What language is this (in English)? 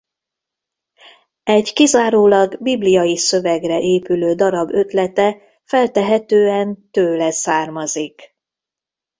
Hungarian